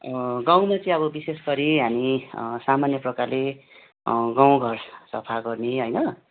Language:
Nepali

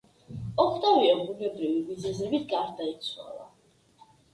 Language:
Georgian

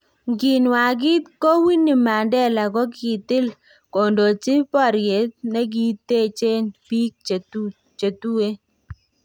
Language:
Kalenjin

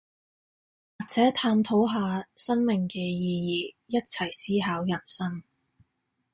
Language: Cantonese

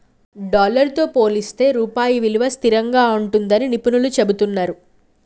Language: Telugu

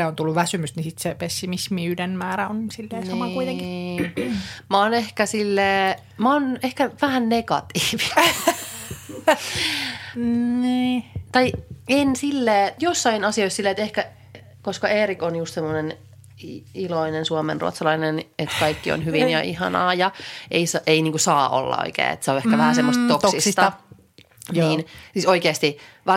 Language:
Finnish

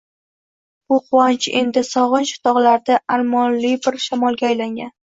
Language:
Uzbek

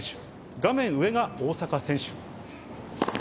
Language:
Japanese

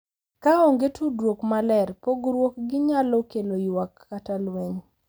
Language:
Luo (Kenya and Tanzania)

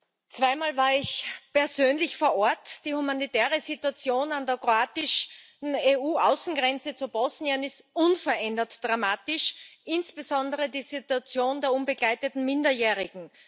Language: German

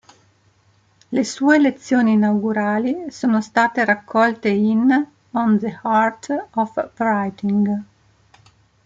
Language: Italian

